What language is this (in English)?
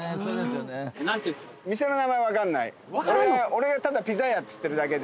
Japanese